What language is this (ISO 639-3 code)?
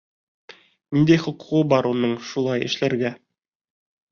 bak